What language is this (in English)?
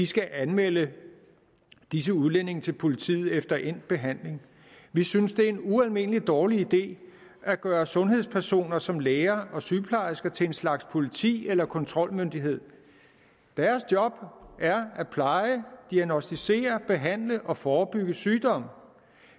Danish